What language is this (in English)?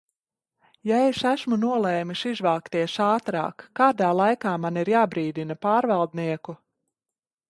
Latvian